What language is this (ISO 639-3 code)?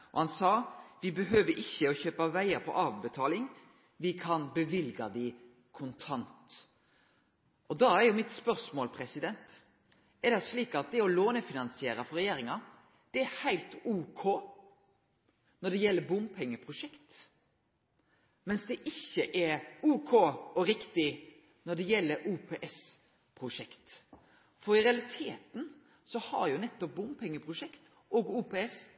nno